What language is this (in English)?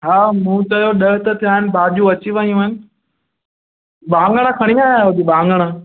Sindhi